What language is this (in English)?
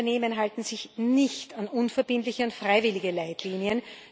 German